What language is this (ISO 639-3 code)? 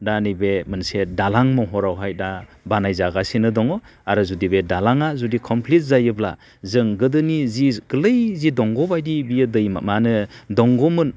brx